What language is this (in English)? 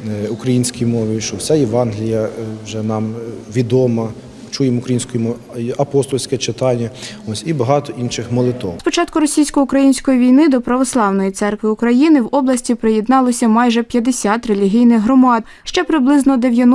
Ukrainian